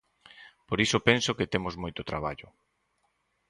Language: Galician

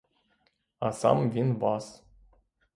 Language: Ukrainian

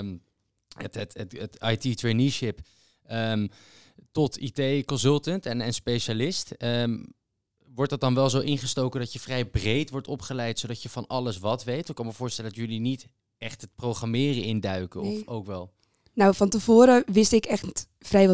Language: Dutch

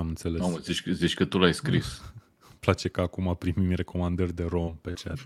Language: Romanian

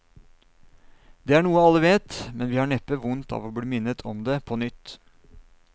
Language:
Norwegian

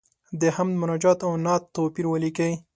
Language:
Pashto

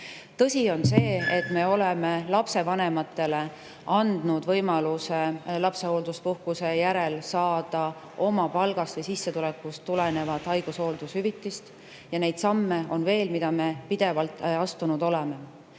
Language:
Estonian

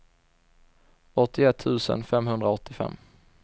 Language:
Swedish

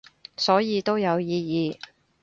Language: Cantonese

